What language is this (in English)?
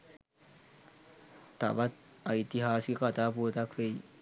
Sinhala